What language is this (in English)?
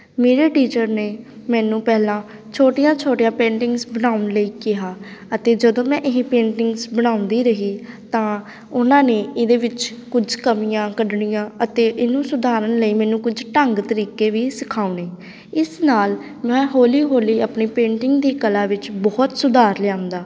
Punjabi